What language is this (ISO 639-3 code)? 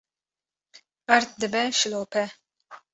kur